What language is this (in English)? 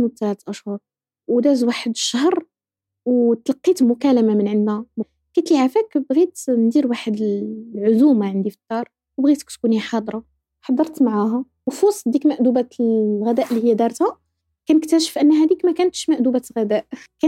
Arabic